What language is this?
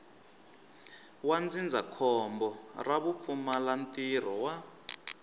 Tsonga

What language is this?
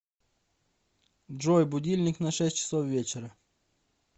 Russian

